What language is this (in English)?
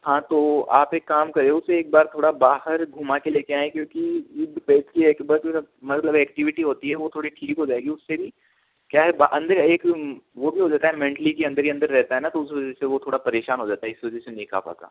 Hindi